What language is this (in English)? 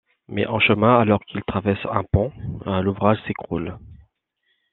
French